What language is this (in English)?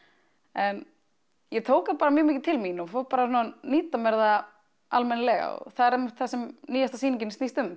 Icelandic